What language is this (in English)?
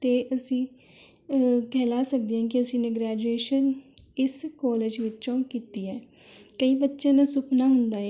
Punjabi